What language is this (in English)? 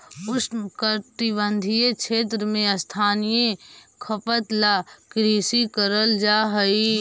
Magahi